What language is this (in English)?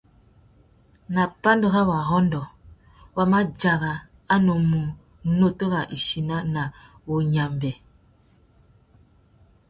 Tuki